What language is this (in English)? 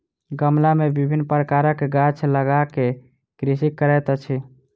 Maithili